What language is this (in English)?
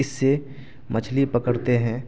Urdu